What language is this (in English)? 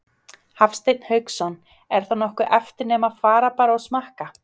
Icelandic